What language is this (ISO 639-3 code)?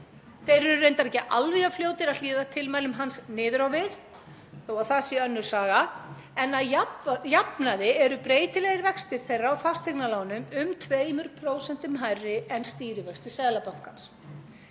isl